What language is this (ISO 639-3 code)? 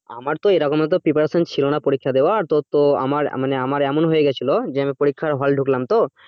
ben